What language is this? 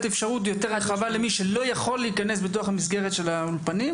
Hebrew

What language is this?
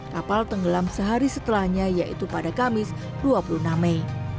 Indonesian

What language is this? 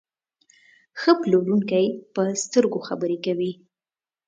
Pashto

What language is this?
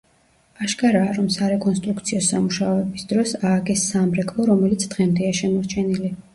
Georgian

